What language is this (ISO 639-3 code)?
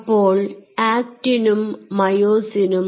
mal